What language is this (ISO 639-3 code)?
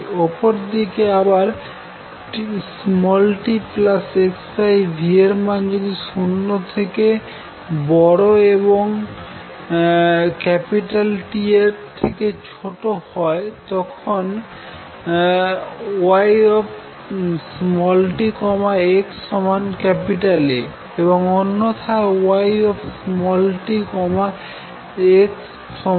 ben